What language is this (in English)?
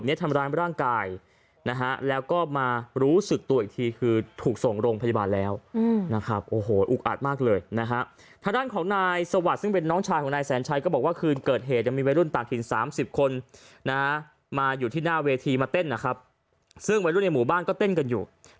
Thai